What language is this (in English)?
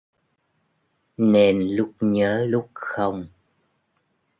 Vietnamese